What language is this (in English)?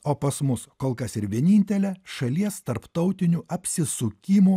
Lithuanian